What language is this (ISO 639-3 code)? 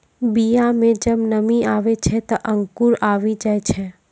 mai